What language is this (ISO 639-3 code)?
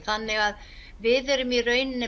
isl